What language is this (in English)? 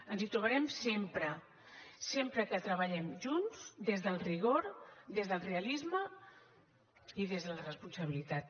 Catalan